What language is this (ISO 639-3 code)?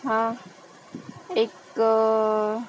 mar